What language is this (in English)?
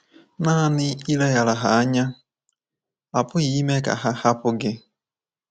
Igbo